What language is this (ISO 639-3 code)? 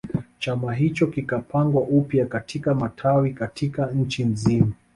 swa